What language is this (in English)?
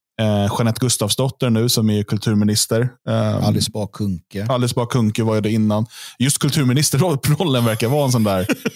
Swedish